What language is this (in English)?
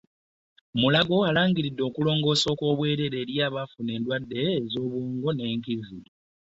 Ganda